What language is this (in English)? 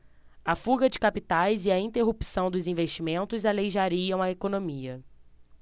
Portuguese